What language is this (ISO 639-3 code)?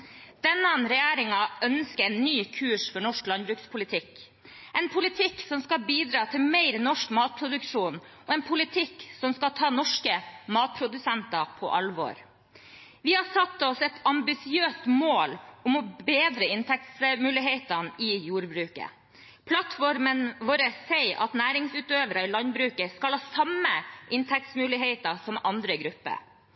nob